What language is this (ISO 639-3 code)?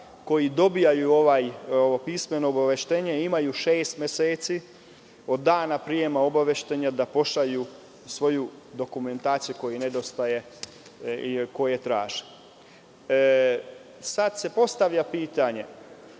srp